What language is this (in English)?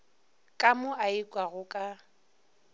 Northern Sotho